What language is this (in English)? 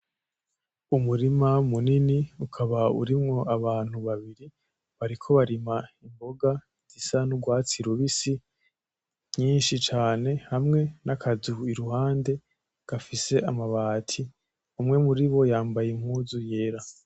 Rundi